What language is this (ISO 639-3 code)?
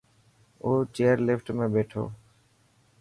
mki